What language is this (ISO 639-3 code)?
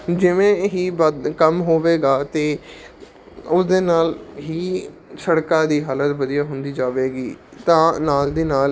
pan